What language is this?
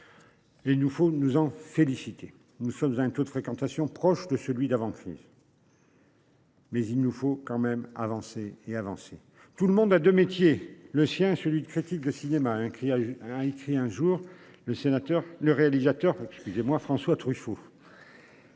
French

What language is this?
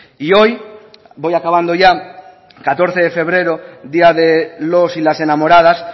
Spanish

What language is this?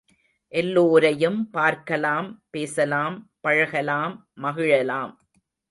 Tamil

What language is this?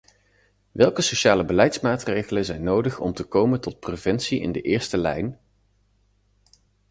Dutch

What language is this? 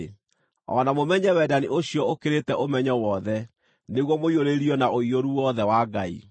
Kikuyu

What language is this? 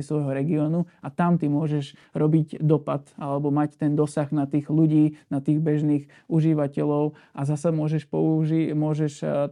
Slovak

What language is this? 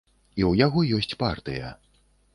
Belarusian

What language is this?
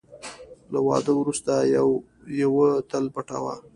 Pashto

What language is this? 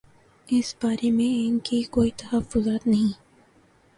Urdu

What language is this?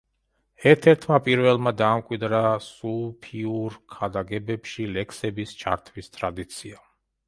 Georgian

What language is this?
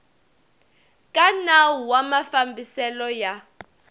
Tsonga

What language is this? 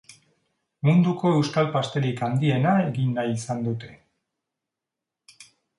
Basque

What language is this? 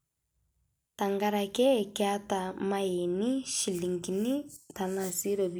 Masai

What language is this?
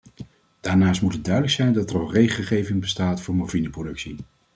Dutch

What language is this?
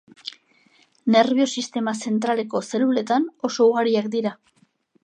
Basque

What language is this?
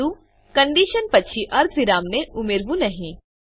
Gujarati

